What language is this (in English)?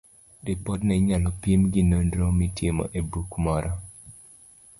Luo (Kenya and Tanzania)